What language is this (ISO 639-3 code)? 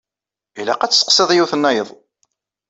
kab